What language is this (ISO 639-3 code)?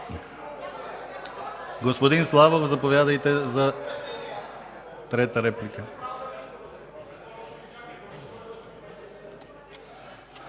bul